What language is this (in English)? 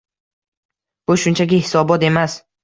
Uzbek